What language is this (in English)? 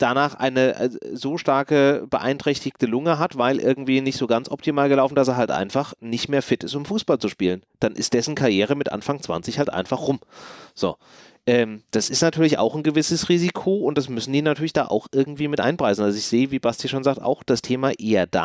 German